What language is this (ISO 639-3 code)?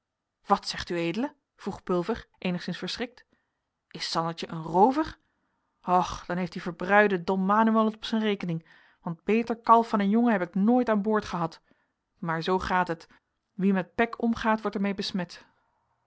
nld